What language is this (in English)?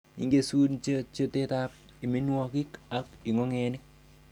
Kalenjin